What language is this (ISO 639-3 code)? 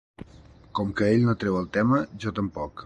cat